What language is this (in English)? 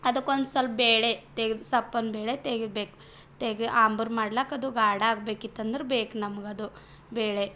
Kannada